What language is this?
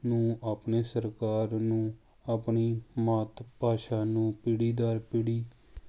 Punjabi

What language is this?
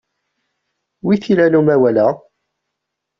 Kabyle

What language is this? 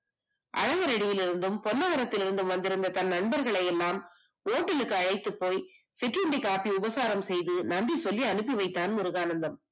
Tamil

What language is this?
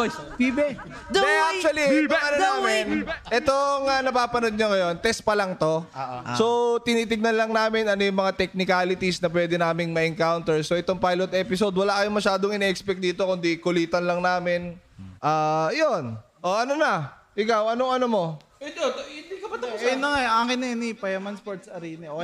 Filipino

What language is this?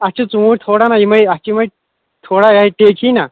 Kashmiri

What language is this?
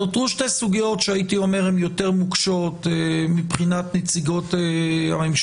Hebrew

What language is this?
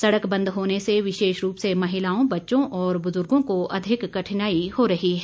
Hindi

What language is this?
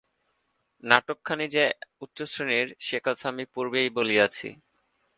Bangla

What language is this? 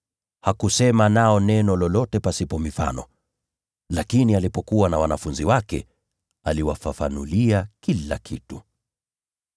Swahili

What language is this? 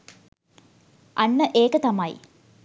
Sinhala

